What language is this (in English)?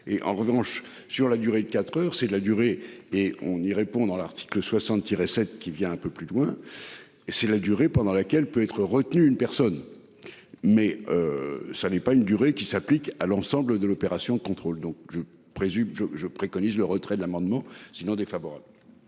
French